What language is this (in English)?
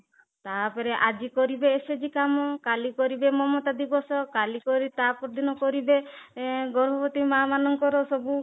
Odia